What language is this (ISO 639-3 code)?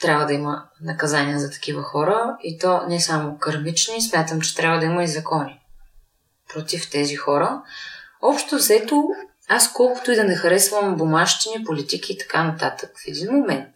bul